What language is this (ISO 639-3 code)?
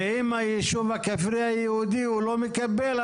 heb